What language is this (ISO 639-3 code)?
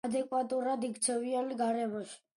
kat